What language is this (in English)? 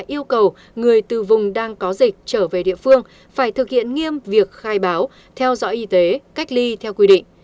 Vietnamese